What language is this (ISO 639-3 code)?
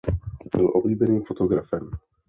ces